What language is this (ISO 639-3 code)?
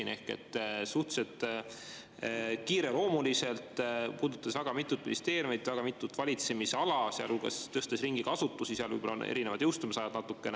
est